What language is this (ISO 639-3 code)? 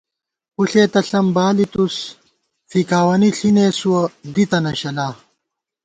gwt